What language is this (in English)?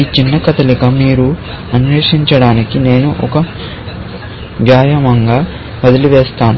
Telugu